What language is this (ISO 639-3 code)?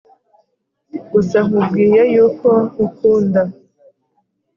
kin